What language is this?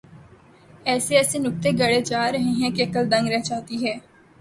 Urdu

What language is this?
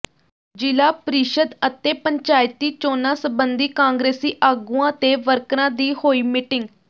Punjabi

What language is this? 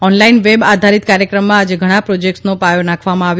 Gujarati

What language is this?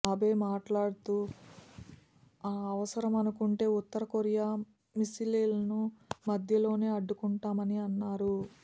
Telugu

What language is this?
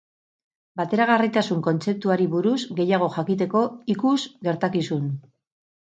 Basque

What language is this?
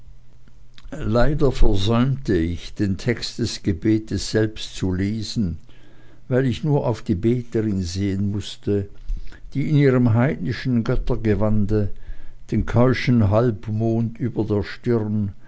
German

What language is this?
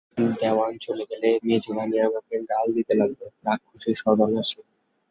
Bangla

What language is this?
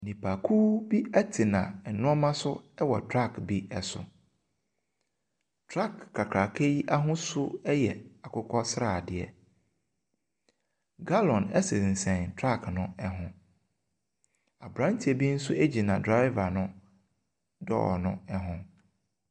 Akan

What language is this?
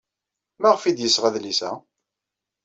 Kabyle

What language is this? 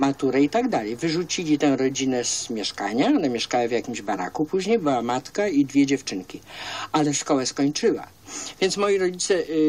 Polish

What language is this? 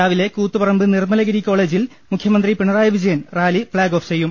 Malayalam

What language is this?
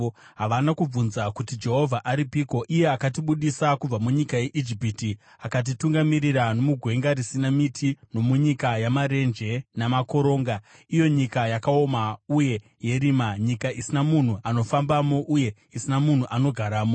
Shona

